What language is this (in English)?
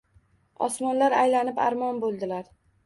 Uzbek